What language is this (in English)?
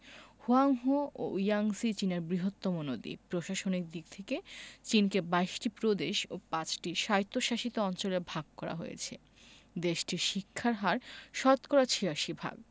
Bangla